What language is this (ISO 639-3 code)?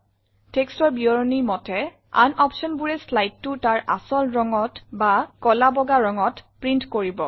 asm